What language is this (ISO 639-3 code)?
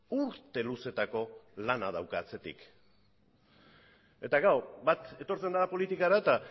eus